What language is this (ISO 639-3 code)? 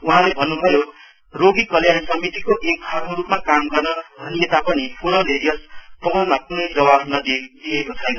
nep